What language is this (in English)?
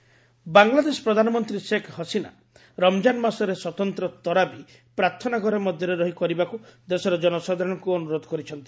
Odia